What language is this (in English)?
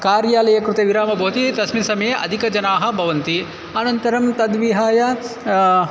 Sanskrit